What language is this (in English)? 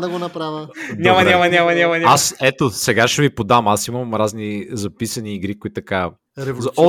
Bulgarian